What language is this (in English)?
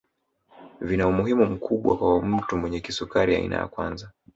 Swahili